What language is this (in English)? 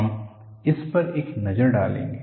Hindi